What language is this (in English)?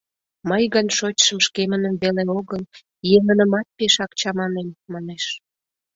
Mari